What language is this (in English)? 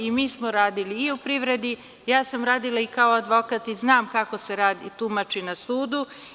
Serbian